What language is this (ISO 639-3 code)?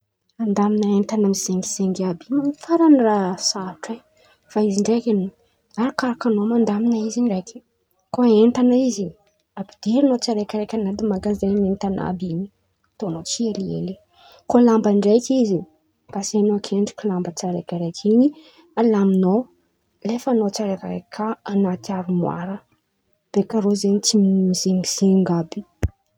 xmv